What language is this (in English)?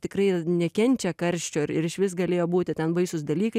Lithuanian